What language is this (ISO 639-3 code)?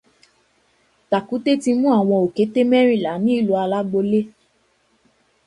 yor